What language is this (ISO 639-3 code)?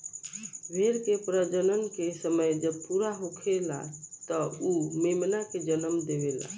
bho